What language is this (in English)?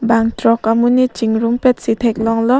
Karbi